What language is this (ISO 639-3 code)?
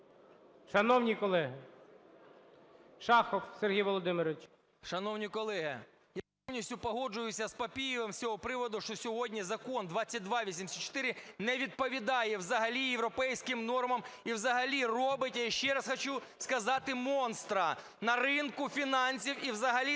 ukr